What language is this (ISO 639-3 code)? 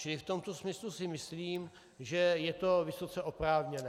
ces